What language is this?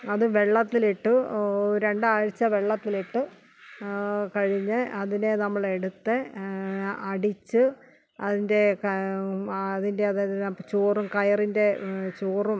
Malayalam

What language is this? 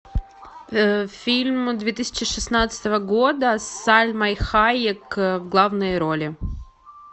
Russian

